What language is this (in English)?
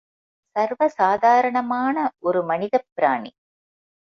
Tamil